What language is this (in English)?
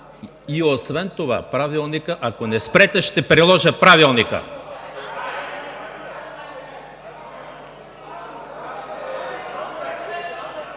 Bulgarian